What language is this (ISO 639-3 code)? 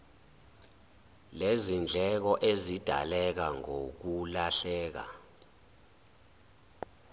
zul